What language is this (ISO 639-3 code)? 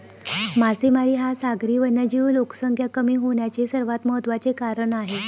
mar